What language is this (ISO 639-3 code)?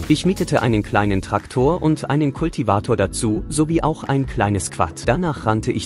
deu